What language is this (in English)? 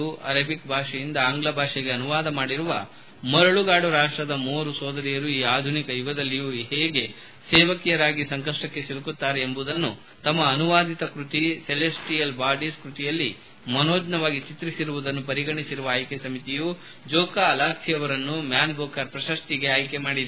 Kannada